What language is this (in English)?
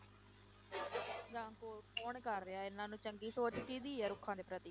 Punjabi